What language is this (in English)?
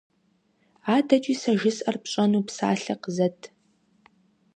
Kabardian